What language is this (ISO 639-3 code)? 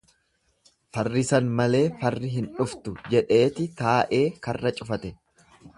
orm